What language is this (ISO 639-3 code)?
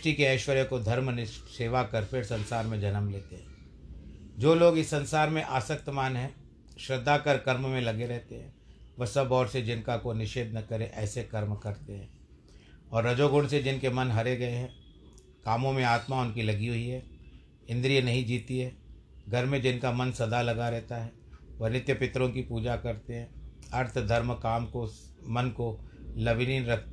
hin